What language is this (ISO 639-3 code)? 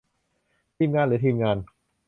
tha